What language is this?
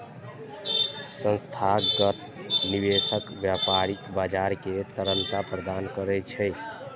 Maithili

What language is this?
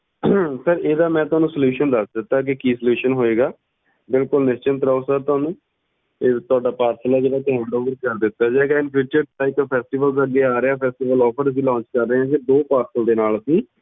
Punjabi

